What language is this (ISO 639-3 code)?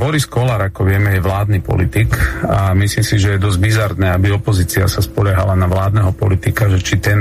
slk